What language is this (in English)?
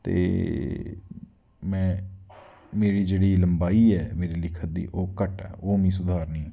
Dogri